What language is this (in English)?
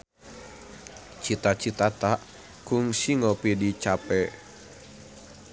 Sundanese